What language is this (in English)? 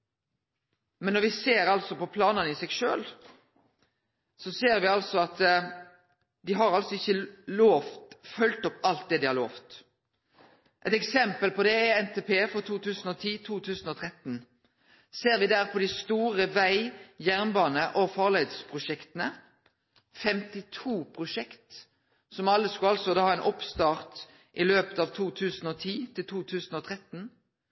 Norwegian Nynorsk